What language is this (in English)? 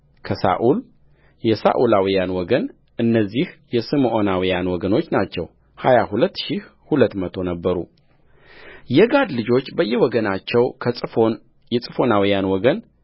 Amharic